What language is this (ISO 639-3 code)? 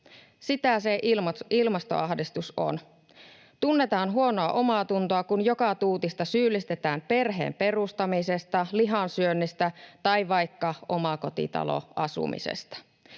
fin